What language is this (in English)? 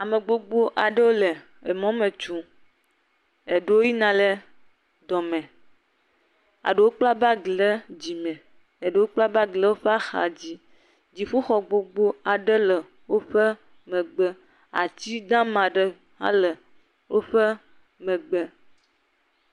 Ewe